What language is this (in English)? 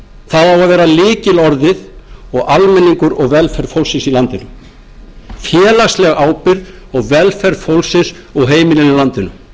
Icelandic